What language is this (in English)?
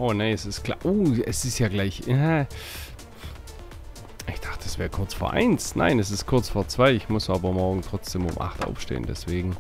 German